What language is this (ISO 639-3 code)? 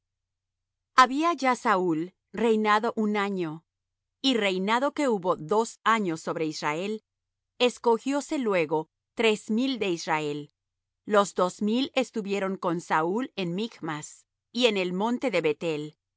spa